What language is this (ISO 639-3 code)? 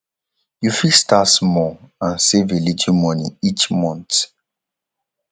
pcm